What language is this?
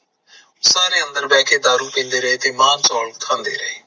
Punjabi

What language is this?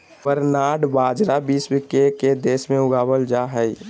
Magahi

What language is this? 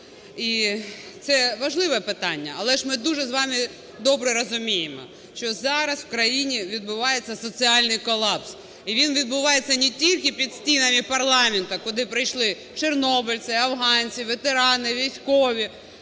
Ukrainian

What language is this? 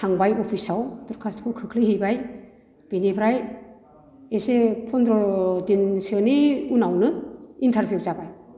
Bodo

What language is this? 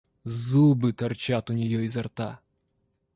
Russian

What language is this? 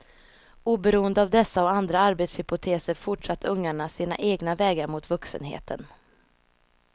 Swedish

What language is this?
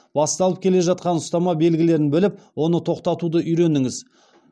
Kazakh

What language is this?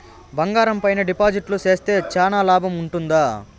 Telugu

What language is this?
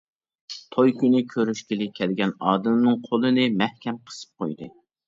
Uyghur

